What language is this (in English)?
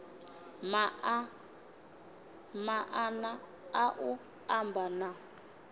Venda